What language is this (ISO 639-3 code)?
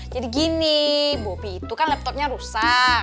ind